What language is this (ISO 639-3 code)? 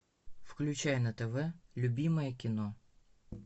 rus